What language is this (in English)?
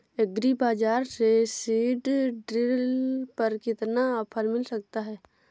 Hindi